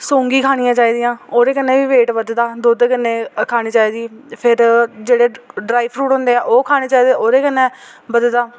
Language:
Dogri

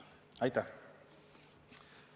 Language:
Estonian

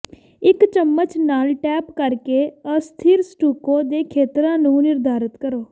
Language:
Punjabi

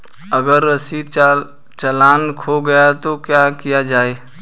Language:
Hindi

